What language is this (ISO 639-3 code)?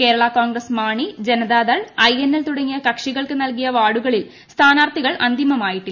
mal